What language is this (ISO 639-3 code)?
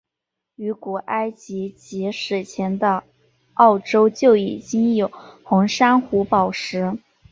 zho